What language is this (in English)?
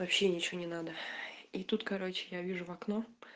Russian